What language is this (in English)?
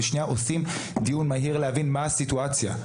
Hebrew